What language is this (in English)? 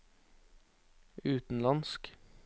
Norwegian